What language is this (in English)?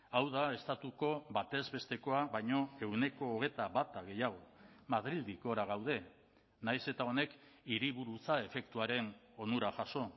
Basque